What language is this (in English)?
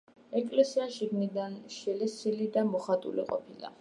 Georgian